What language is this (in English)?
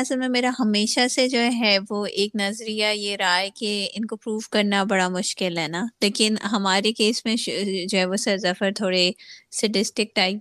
Urdu